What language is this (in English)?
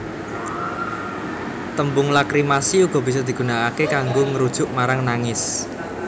Javanese